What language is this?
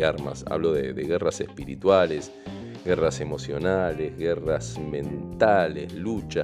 Spanish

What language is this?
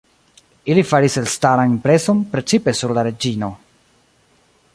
Esperanto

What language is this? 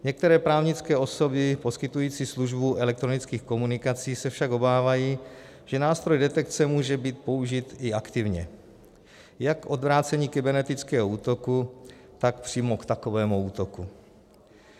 Czech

